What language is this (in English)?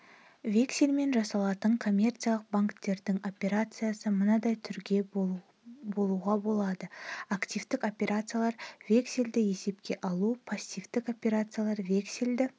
Kazakh